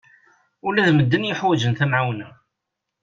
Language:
Kabyle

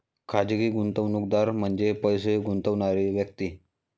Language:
Marathi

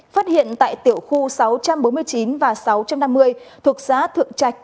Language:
Vietnamese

